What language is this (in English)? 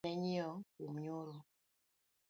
Luo (Kenya and Tanzania)